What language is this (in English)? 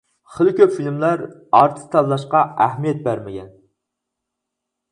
Uyghur